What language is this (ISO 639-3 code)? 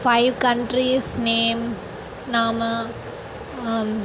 san